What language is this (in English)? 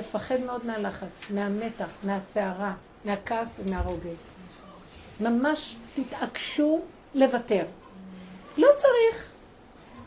Hebrew